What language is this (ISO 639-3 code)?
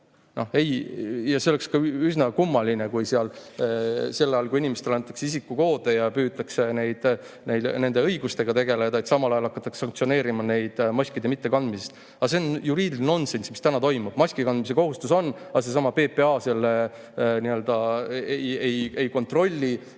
est